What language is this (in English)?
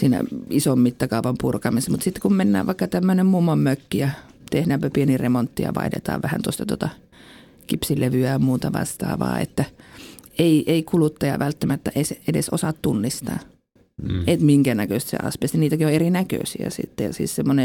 Finnish